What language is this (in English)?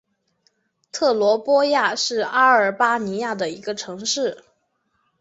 Chinese